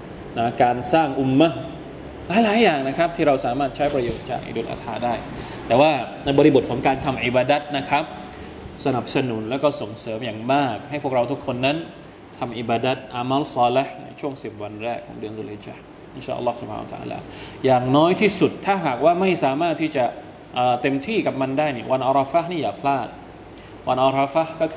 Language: Thai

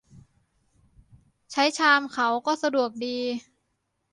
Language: Thai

